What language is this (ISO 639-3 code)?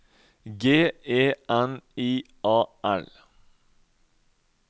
nor